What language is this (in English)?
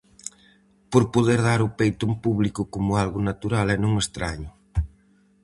Galician